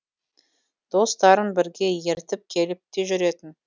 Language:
Kazakh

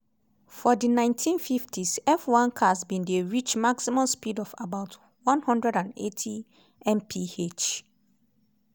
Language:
Nigerian Pidgin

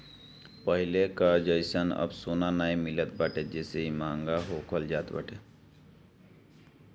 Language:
Bhojpuri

